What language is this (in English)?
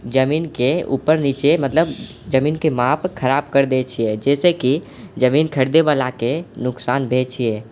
Maithili